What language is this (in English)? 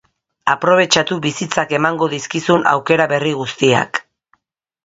Basque